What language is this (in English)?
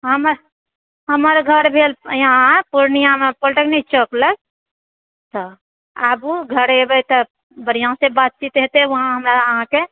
Maithili